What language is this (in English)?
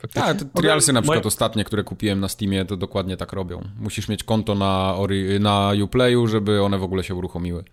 Polish